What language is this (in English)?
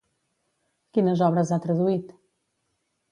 Catalan